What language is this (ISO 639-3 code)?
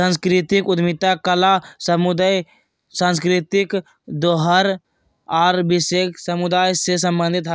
mag